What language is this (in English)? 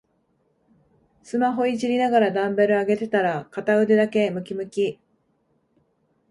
Japanese